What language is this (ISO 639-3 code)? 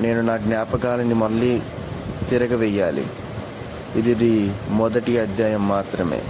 tel